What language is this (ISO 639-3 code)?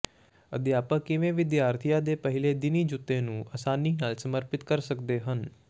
pan